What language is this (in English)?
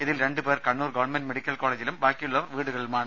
Malayalam